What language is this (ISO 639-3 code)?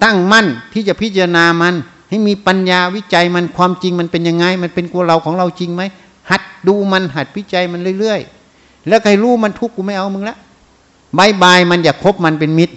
tha